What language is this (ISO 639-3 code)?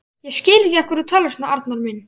isl